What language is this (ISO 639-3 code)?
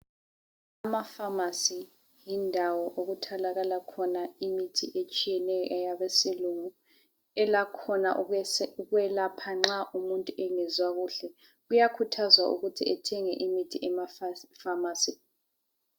nde